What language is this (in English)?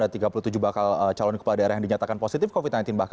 Indonesian